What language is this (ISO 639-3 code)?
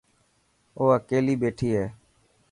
mki